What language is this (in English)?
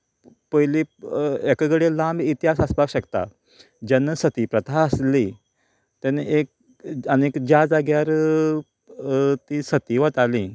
Konkani